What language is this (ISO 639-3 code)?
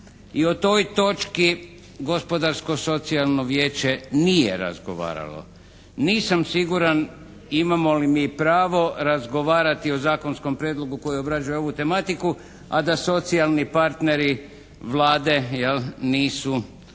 hrv